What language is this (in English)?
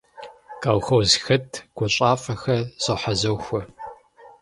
Kabardian